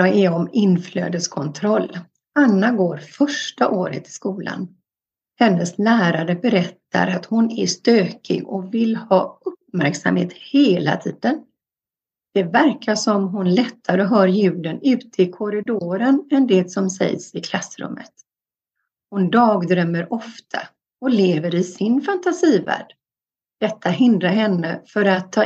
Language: Swedish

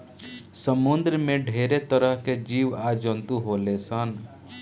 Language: Bhojpuri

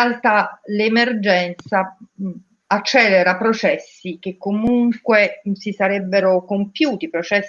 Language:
Italian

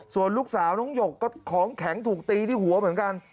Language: Thai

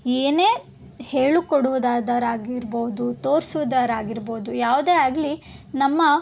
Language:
Kannada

